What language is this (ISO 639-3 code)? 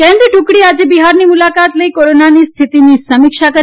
guj